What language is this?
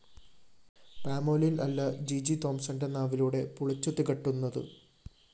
Malayalam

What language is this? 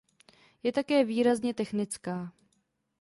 Czech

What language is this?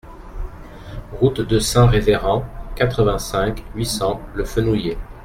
French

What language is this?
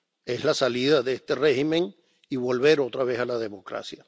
Spanish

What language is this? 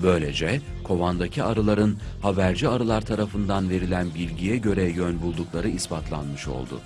Turkish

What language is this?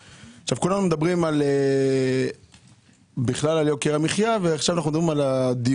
Hebrew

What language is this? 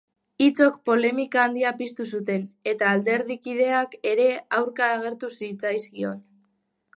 Basque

